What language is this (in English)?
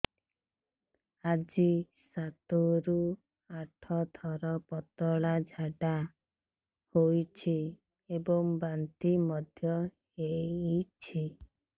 Odia